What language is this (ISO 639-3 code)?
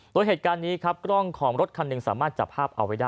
tha